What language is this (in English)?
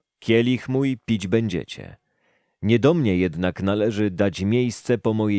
Polish